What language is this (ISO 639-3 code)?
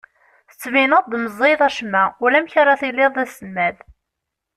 kab